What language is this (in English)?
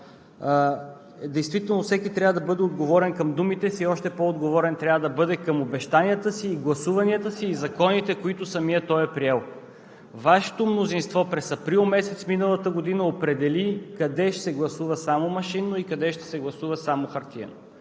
Bulgarian